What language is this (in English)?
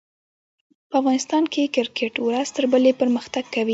Pashto